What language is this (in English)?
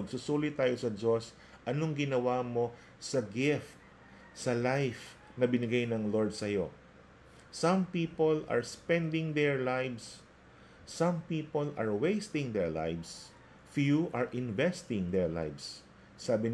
Filipino